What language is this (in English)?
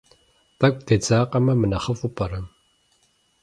Kabardian